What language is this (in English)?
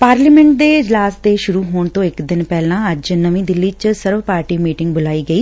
Punjabi